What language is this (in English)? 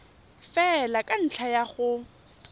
Tswana